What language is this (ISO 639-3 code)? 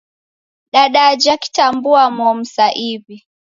dav